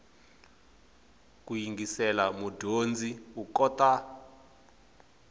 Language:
Tsonga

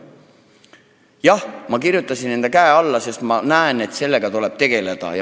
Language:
Estonian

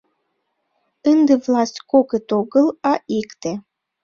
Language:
Mari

